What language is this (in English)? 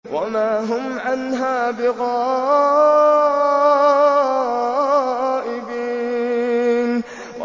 Arabic